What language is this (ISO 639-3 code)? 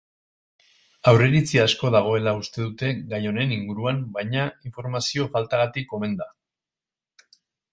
eus